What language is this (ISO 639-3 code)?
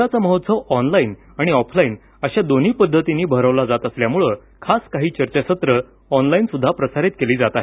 mar